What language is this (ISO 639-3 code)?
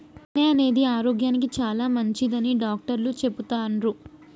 tel